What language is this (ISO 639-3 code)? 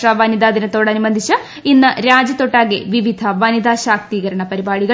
mal